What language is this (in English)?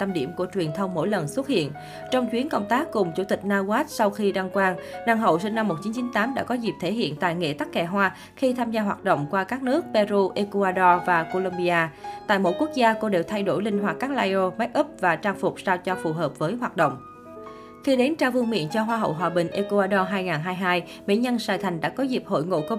Vietnamese